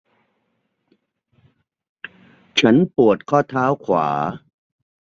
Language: Thai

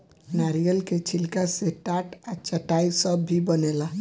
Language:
Bhojpuri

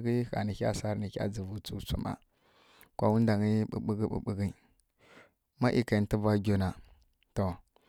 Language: Kirya-Konzəl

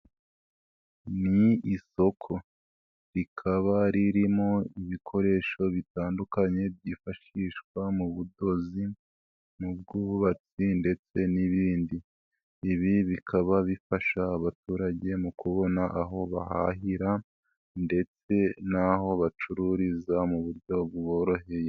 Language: Kinyarwanda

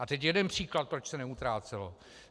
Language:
Czech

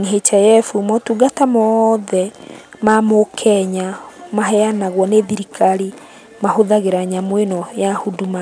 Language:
Kikuyu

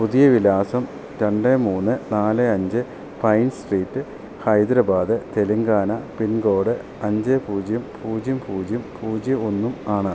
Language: Malayalam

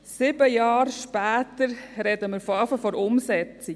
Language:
Swiss German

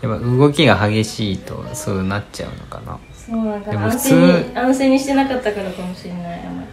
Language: Japanese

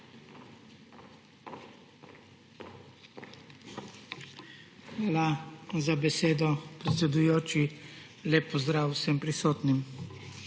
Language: Slovenian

